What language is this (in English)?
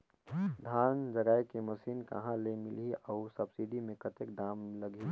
Chhattisgarhi